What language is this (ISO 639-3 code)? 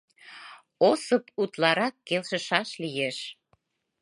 chm